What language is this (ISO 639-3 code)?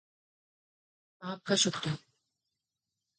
urd